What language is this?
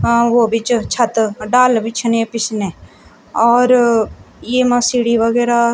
Garhwali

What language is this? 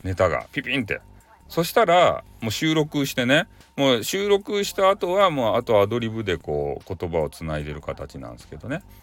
Japanese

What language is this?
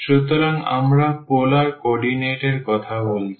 Bangla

